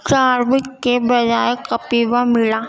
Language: Urdu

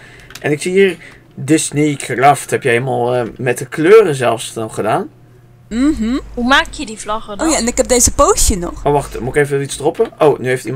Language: Dutch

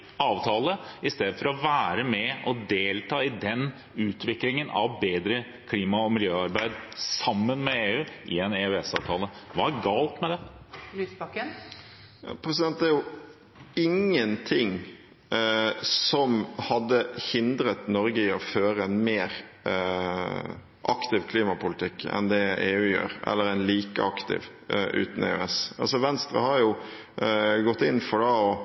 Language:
Norwegian Bokmål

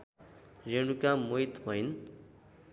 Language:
Nepali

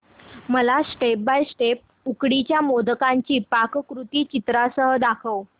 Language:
Marathi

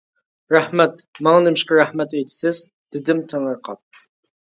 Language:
Uyghur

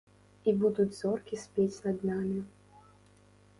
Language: Belarusian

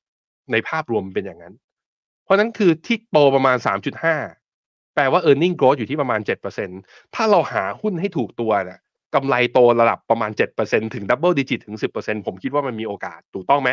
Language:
Thai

